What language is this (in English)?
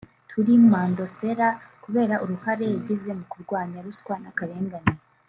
Kinyarwanda